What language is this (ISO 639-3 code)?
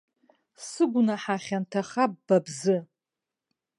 abk